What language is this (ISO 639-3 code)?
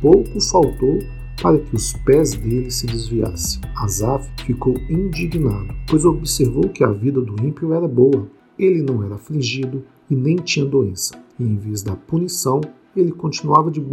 por